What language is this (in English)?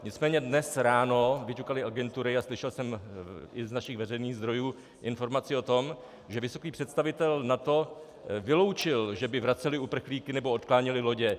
Czech